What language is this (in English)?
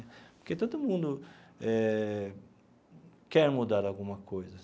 Portuguese